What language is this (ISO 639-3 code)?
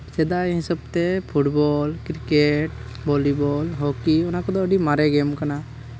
sat